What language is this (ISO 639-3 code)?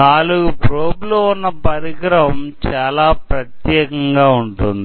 tel